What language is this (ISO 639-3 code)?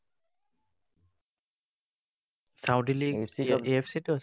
asm